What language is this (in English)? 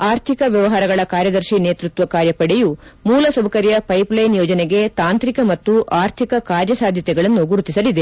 Kannada